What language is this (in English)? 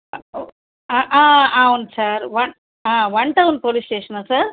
Telugu